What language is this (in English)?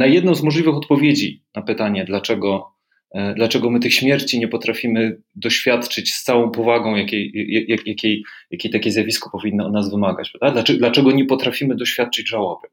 Polish